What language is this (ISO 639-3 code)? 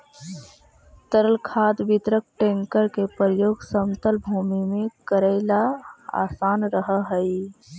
mag